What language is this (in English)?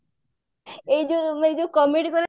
Odia